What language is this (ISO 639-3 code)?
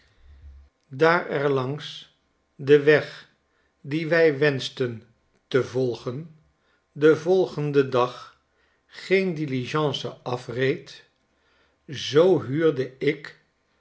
nld